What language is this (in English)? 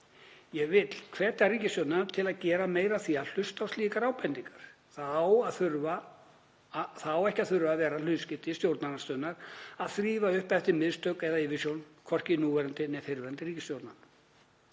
Icelandic